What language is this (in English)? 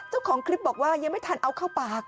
Thai